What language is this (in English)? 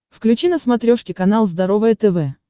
Russian